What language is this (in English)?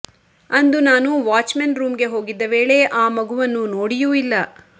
Kannada